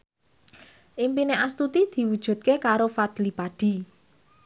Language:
Javanese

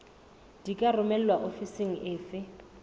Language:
Southern Sotho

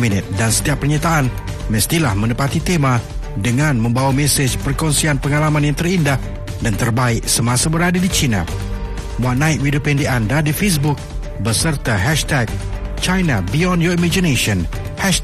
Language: Malay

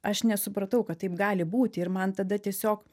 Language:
Lithuanian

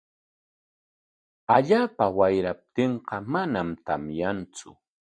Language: Corongo Ancash Quechua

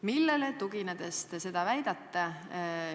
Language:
Estonian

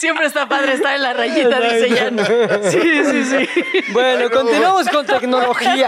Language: Spanish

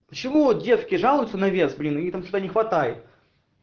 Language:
Russian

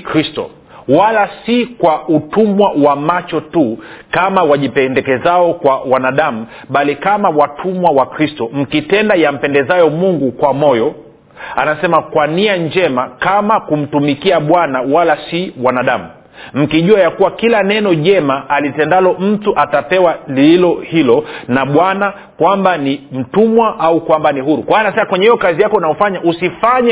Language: Swahili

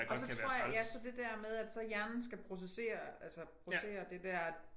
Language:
Danish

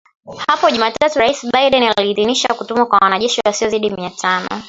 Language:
Swahili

